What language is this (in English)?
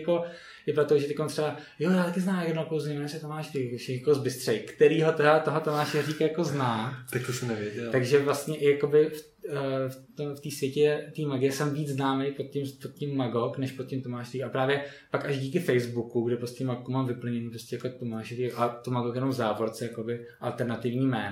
Czech